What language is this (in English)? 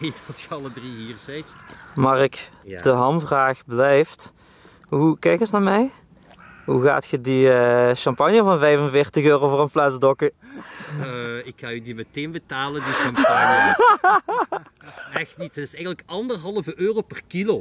Dutch